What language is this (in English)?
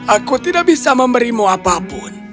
Indonesian